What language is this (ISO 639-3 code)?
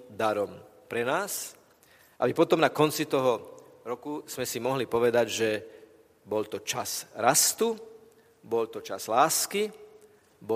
slk